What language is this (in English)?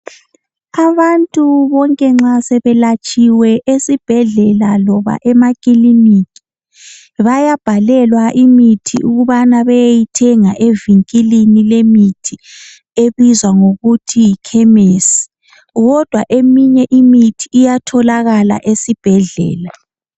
North Ndebele